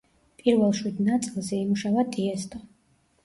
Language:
Georgian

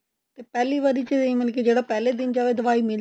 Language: Punjabi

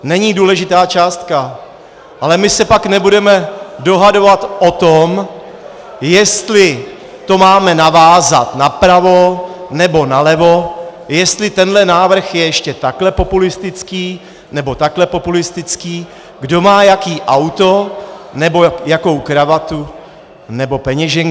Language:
Czech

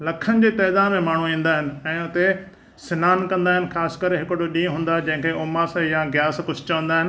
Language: Sindhi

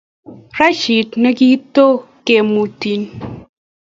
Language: Kalenjin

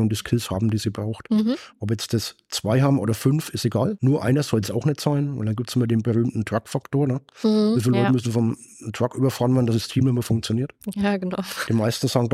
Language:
German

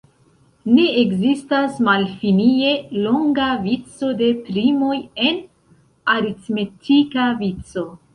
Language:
Esperanto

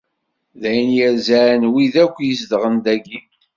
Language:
Kabyle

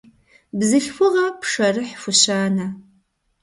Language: Kabardian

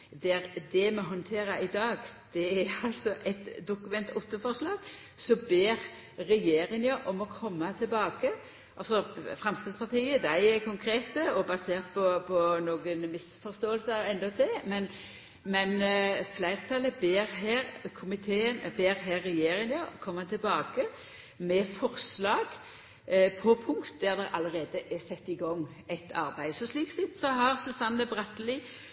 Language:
Norwegian Nynorsk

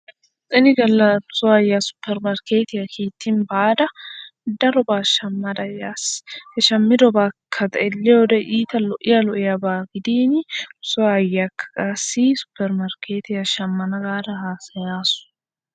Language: Wolaytta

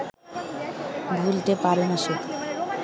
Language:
Bangla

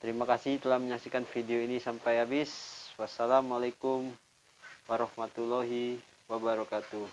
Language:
Indonesian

